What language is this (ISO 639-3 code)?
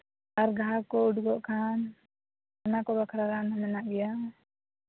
sat